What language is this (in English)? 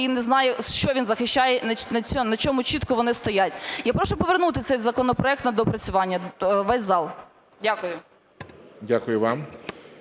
Ukrainian